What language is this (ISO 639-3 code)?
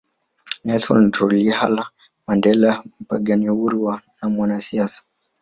swa